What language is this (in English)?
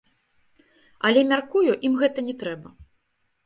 Belarusian